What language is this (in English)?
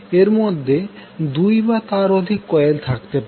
Bangla